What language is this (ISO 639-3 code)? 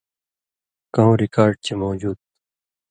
mvy